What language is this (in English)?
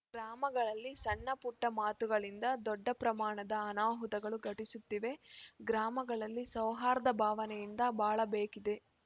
Kannada